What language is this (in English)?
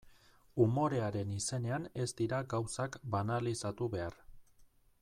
Basque